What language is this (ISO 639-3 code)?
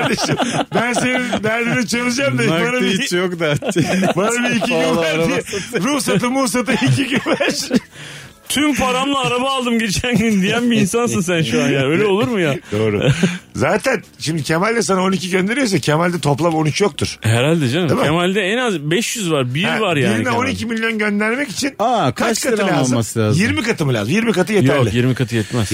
tur